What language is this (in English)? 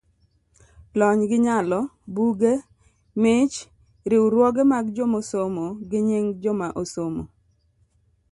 Luo (Kenya and Tanzania)